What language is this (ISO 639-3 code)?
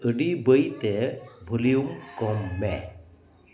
sat